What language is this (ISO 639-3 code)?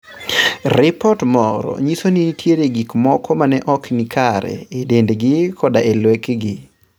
luo